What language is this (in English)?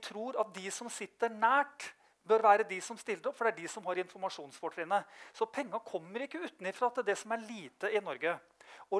Norwegian